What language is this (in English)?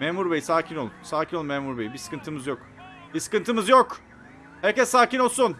Turkish